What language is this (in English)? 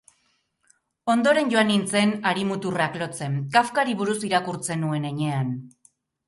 Basque